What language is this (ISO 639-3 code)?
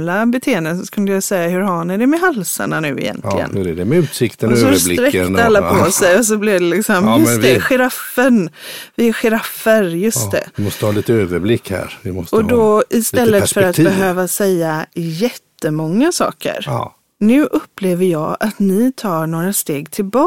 swe